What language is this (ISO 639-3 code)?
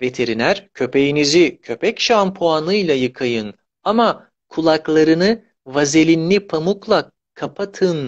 tur